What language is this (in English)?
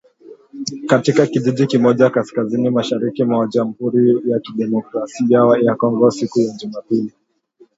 Swahili